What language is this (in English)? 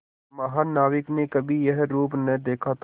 Hindi